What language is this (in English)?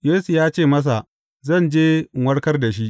Hausa